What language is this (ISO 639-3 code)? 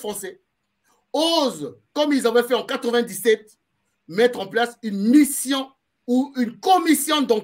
fra